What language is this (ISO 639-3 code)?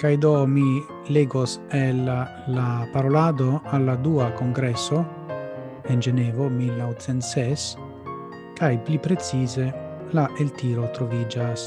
ita